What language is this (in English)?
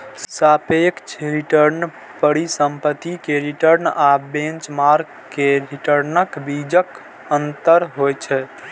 Maithili